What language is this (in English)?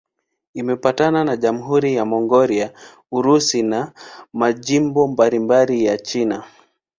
Swahili